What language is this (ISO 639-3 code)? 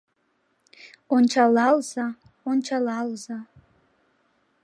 chm